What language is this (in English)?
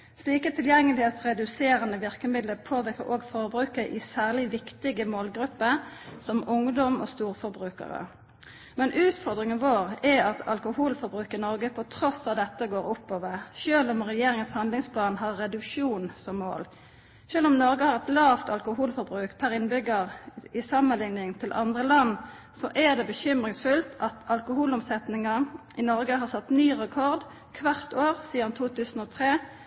Norwegian Nynorsk